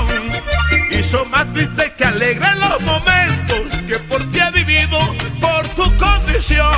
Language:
Romanian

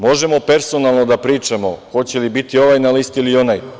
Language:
Serbian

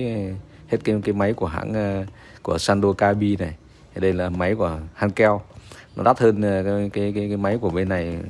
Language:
Vietnamese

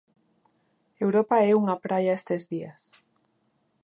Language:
Galician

